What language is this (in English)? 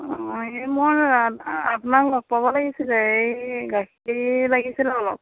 Assamese